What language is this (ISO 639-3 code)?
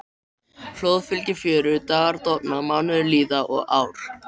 isl